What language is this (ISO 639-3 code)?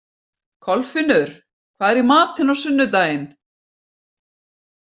isl